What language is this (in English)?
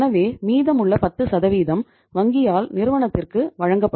Tamil